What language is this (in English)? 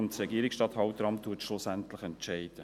Swiss German